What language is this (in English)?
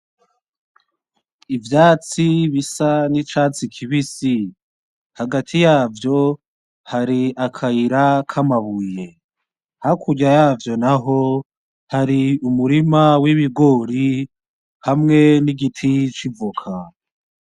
Rundi